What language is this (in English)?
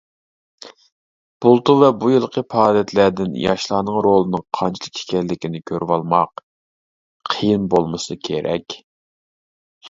Uyghur